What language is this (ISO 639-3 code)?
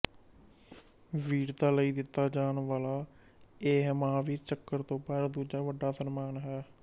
pan